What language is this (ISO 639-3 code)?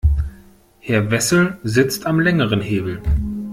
deu